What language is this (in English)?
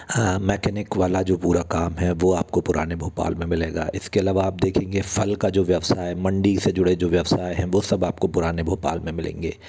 Hindi